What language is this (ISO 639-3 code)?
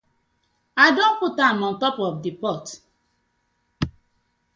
pcm